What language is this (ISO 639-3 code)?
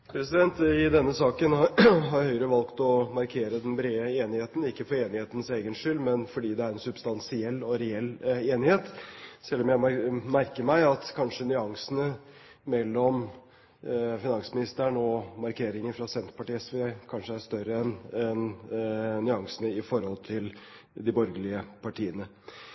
nob